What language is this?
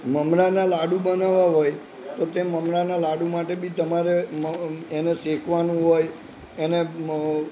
Gujarati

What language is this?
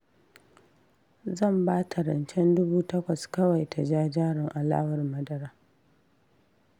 Hausa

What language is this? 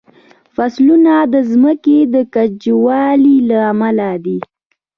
Pashto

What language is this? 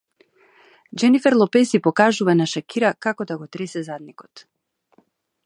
Macedonian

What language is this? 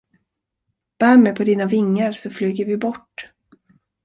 Swedish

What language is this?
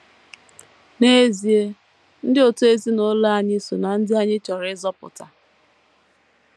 Igbo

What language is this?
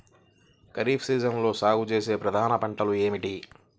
Telugu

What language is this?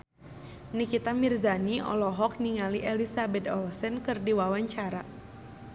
Sundanese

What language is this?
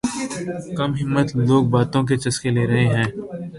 Urdu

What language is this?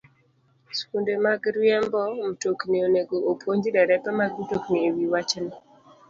Luo (Kenya and Tanzania)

